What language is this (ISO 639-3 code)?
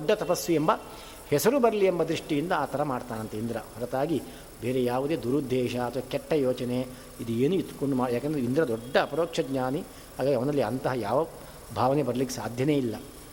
kan